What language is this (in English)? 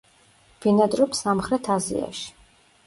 Georgian